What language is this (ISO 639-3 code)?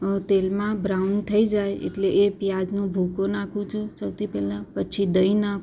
guj